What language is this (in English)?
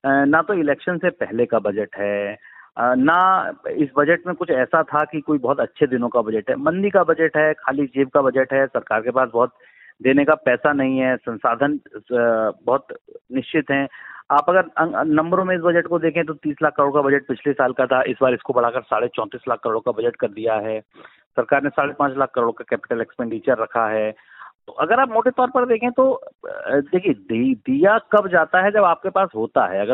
Hindi